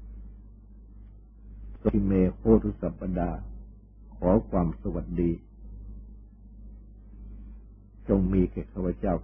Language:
Thai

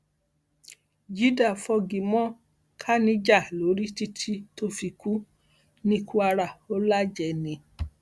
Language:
Yoruba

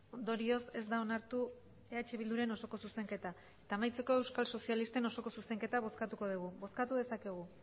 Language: Basque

